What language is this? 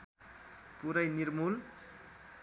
Nepali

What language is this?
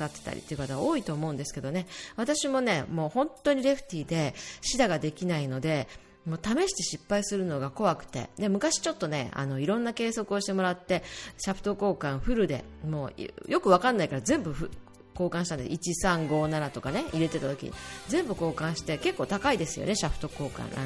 Japanese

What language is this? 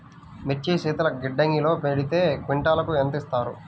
Telugu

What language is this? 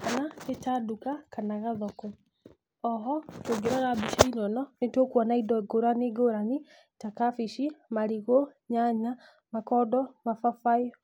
Kikuyu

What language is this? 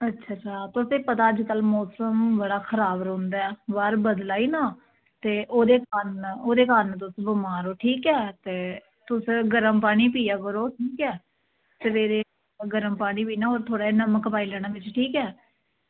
Dogri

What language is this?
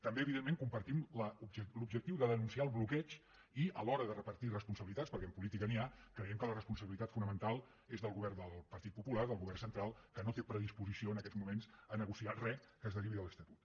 Catalan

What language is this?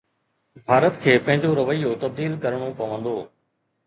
Sindhi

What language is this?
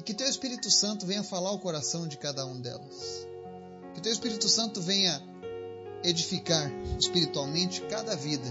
Portuguese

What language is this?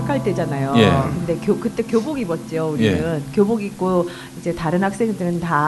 Korean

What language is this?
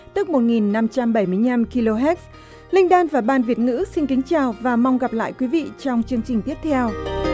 Vietnamese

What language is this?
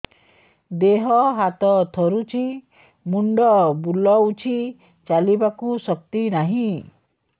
Odia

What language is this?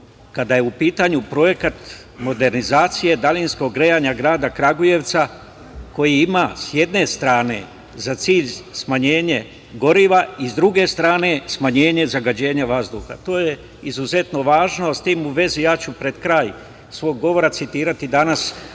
Serbian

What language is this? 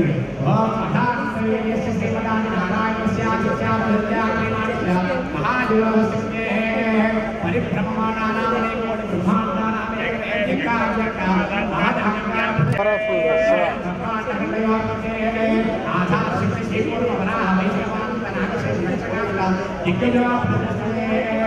Hindi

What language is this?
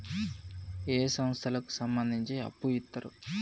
Telugu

